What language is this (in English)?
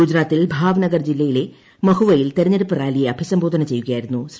Malayalam